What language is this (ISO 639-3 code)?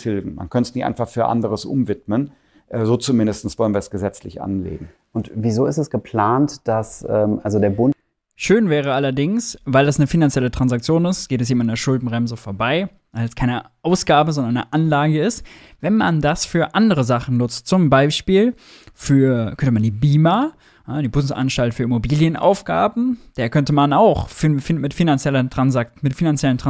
deu